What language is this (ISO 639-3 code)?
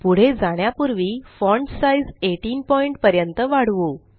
mar